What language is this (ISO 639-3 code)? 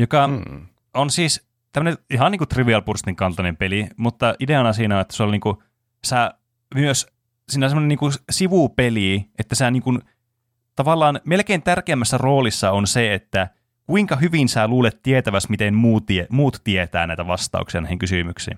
fin